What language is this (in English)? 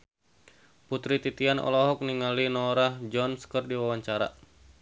Sundanese